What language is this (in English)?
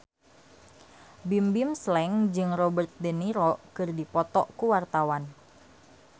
Sundanese